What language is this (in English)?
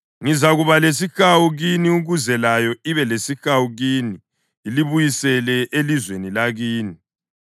North Ndebele